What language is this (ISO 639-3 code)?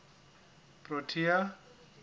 sot